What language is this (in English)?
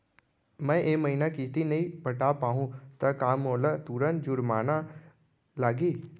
Chhattisgarhi